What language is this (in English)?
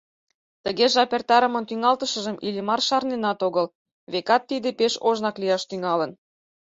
Mari